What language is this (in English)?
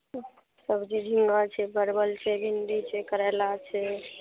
Maithili